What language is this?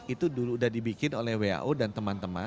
Indonesian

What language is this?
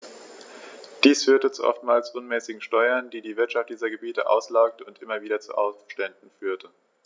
German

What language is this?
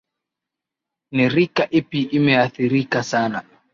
Swahili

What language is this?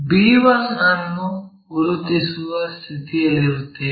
Kannada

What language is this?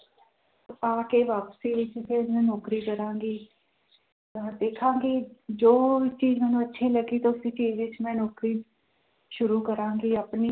Punjabi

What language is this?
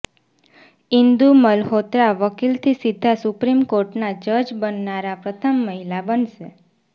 Gujarati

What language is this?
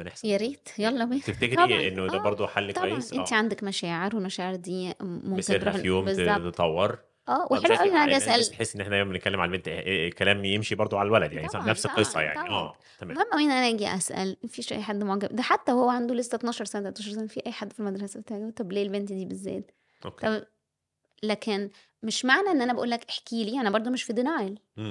Arabic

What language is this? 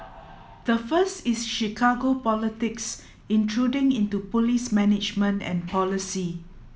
English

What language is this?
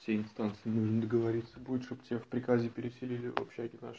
Russian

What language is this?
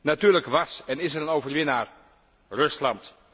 Dutch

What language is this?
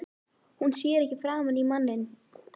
Icelandic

